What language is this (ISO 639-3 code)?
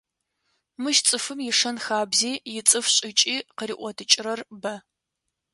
ady